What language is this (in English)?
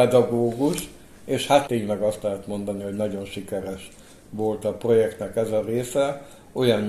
Hungarian